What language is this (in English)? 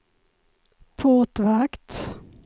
Swedish